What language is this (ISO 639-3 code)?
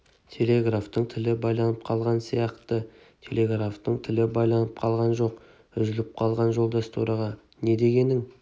kaz